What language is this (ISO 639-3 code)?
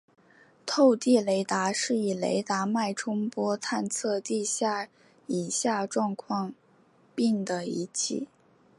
zho